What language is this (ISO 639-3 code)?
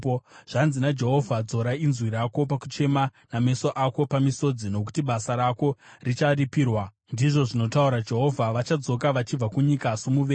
sna